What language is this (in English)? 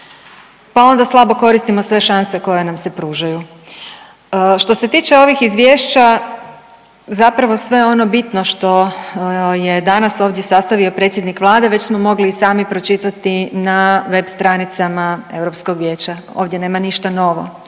Croatian